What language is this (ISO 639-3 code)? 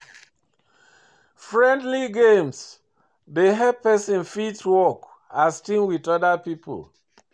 pcm